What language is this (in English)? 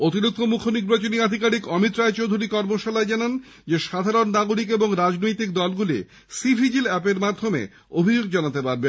Bangla